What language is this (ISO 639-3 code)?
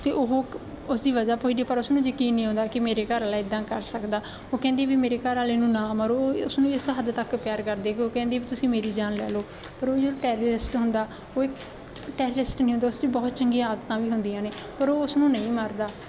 pan